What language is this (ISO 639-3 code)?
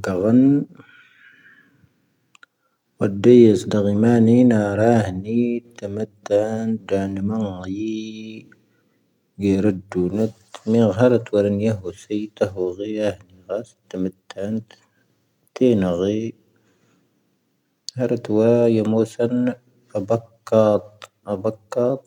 thv